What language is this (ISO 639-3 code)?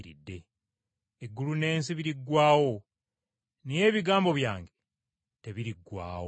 lug